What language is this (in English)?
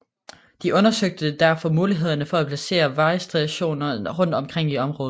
Danish